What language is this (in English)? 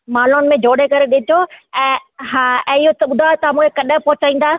Sindhi